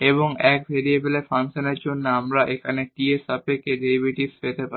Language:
Bangla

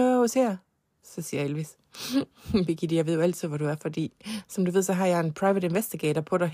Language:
Danish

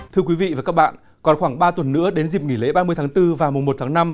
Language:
Vietnamese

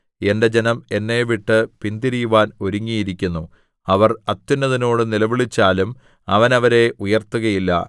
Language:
Malayalam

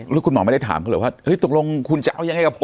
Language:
Thai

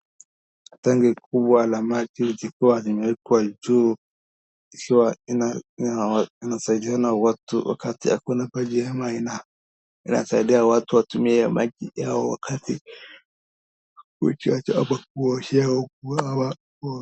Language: Swahili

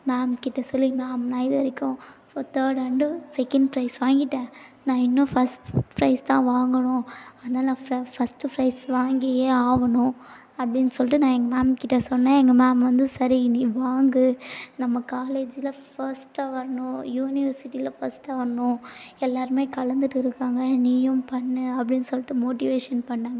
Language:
Tamil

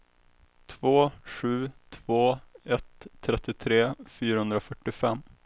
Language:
Swedish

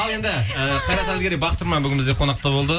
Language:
Kazakh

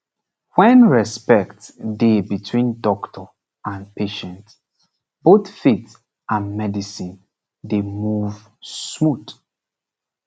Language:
Nigerian Pidgin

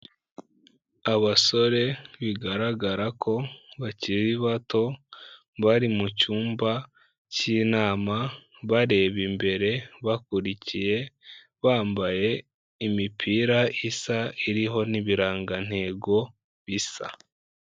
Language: Kinyarwanda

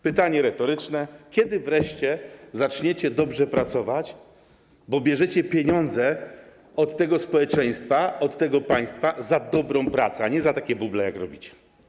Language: Polish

